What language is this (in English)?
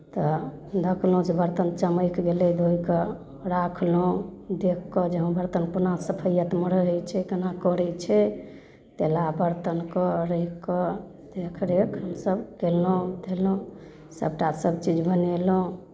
Maithili